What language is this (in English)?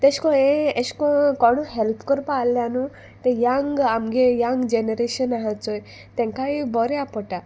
Konkani